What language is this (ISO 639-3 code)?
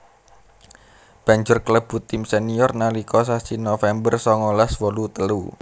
jav